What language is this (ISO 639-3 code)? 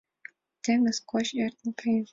chm